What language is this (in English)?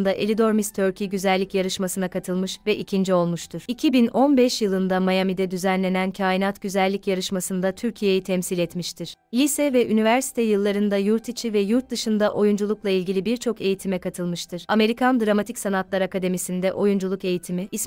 Turkish